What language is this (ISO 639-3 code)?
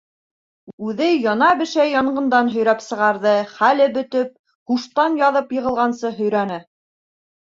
bak